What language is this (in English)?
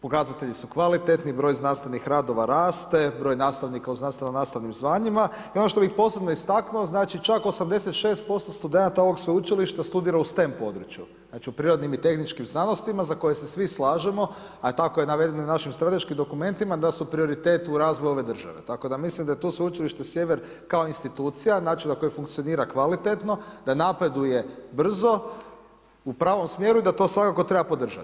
Croatian